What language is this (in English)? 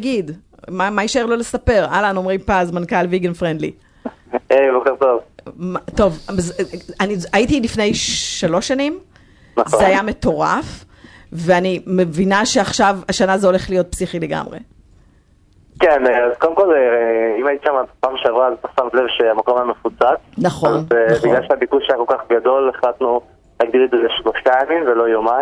Hebrew